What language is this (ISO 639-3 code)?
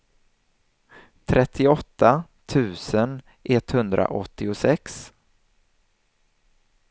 swe